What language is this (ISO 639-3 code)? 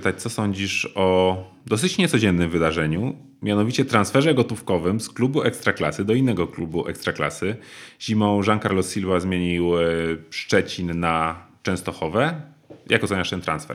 pol